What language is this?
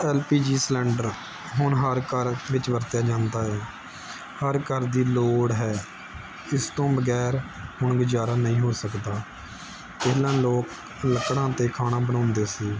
Punjabi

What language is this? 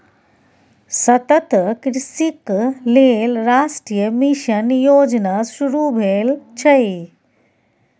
Maithili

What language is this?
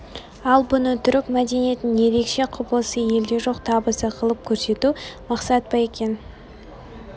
Kazakh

